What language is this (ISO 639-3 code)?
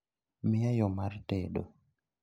luo